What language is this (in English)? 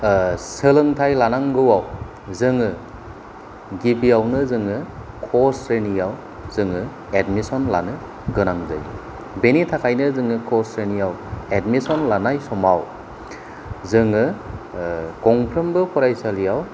Bodo